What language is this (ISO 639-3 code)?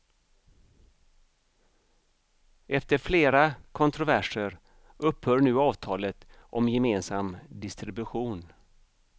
swe